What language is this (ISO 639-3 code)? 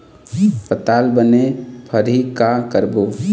hne